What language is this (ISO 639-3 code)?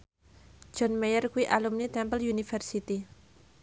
jav